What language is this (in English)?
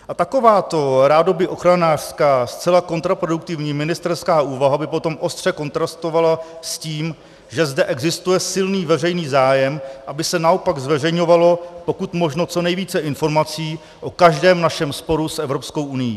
Czech